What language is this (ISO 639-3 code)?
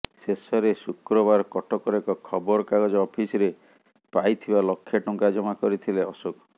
ori